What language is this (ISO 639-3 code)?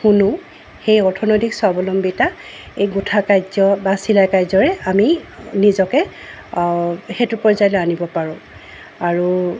asm